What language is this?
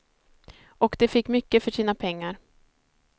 Swedish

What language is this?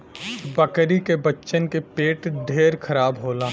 Bhojpuri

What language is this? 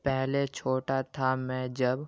Urdu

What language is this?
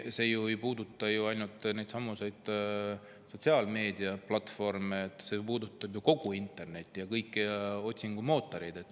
Estonian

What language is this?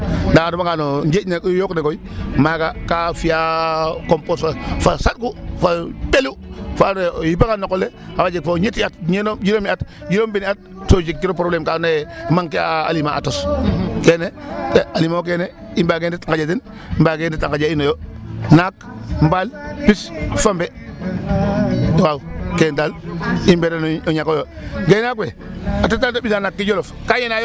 Serer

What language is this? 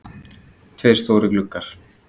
Icelandic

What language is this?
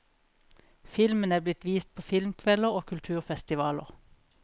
Norwegian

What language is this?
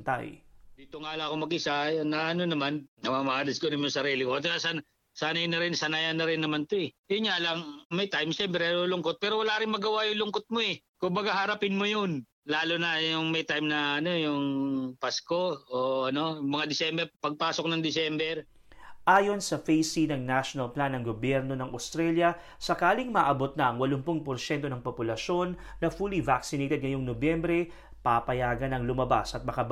Filipino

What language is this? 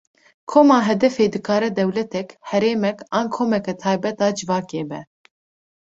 Kurdish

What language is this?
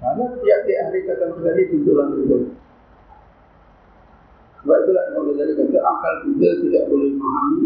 Malay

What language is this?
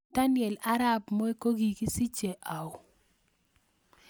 Kalenjin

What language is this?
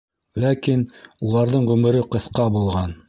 Bashkir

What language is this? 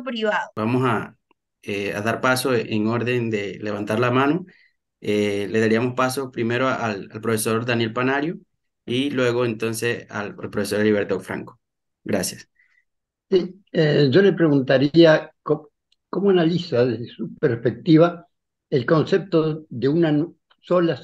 Spanish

